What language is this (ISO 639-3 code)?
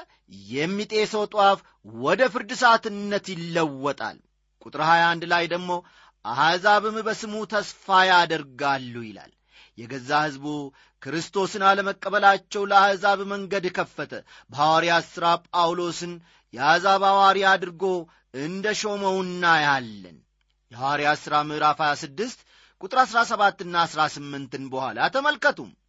amh